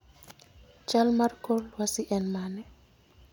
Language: Luo (Kenya and Tanzania)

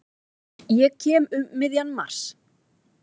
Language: Icelandic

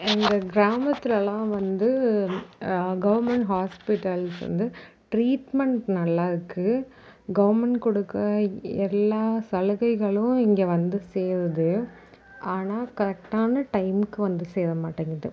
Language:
Tamil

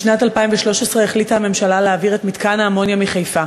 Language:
Hebrew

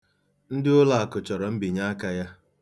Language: Igbo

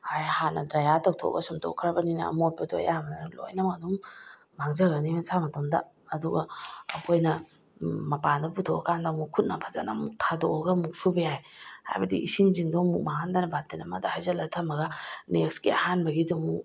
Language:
Manipuri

